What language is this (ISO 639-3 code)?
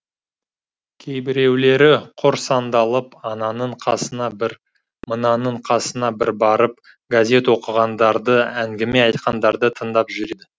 kaz